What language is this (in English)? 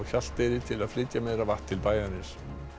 Icelandic